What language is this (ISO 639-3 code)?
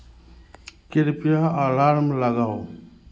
mai